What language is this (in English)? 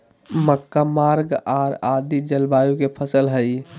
Magahi